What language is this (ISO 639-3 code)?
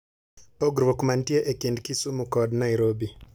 luo